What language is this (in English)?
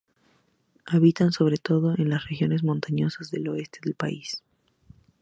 Spanish